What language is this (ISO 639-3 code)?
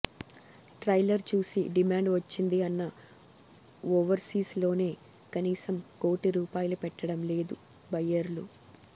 tel